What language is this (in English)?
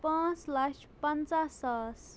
Kashmiri